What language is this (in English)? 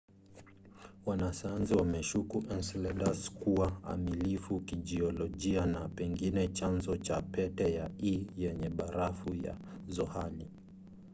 Swahili